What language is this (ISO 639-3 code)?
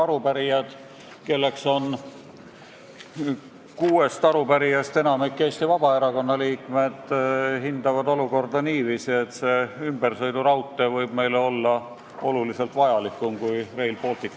est